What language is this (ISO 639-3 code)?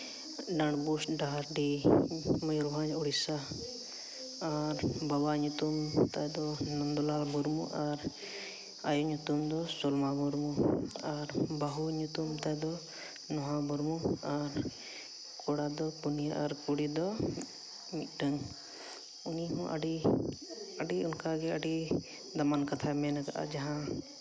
sat